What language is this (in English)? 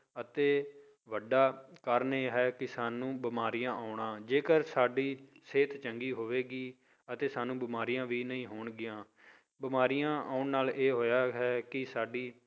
Punjabi